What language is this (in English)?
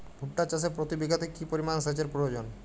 Bangla